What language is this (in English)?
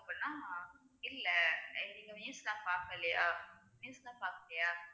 Tamil